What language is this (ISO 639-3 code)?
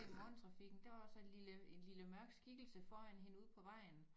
dan